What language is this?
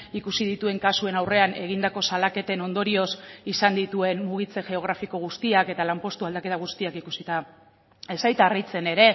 Basque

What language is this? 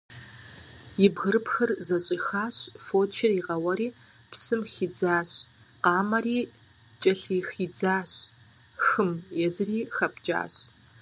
Kabardian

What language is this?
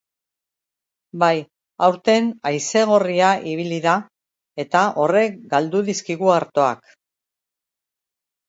Basque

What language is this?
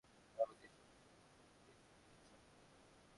Bangla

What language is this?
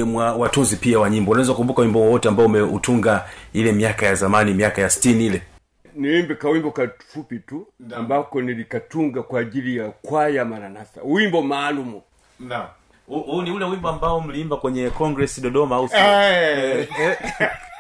Swahili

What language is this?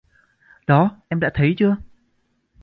Vietnamese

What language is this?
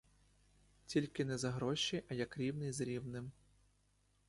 Ukrainian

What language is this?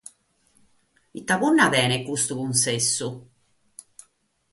Sardinian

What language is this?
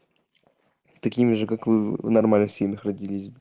Russian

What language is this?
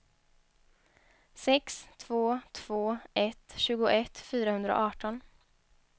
Swedish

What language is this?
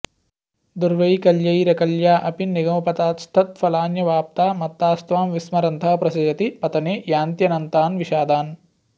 Sanskrit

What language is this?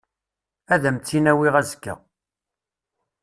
Kabyle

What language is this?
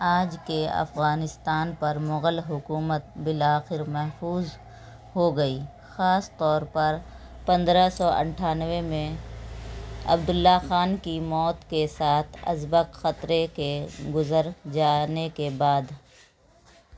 Urdu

